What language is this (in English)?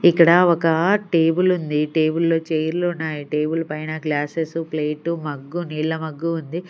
Telugu